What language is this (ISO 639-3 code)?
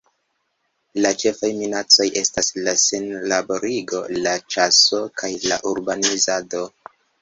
epo